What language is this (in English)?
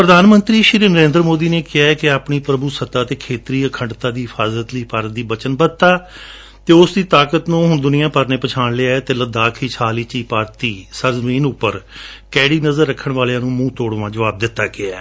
Punjabi